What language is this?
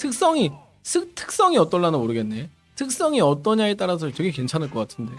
Korean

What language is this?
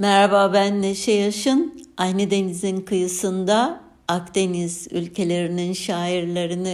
Turkish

